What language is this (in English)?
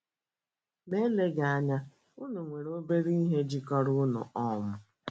Igbo